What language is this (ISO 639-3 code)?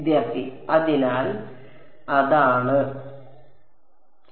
mal